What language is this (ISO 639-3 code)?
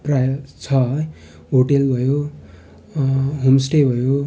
nep